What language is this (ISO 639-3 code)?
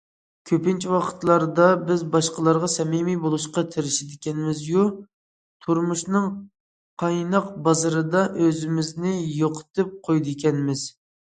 uig